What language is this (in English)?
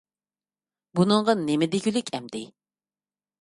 Uyghur